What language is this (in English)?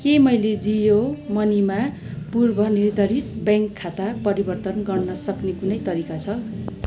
Nepali